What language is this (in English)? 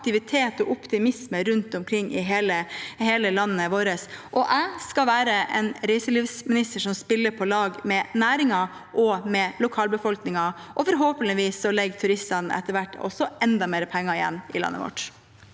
Norwegian